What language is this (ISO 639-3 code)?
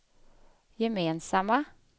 swe